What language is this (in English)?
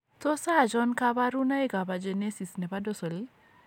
Kalenjin